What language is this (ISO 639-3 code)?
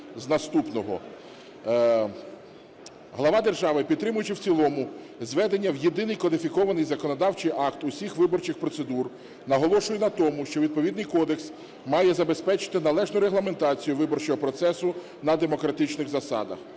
ukr